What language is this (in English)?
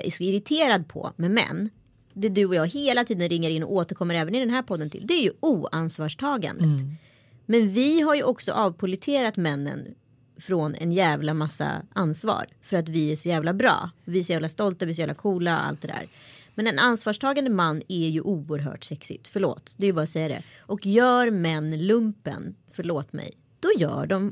Swedish